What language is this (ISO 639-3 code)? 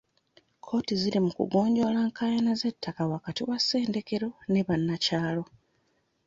lug